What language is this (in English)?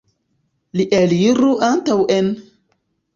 Esperanto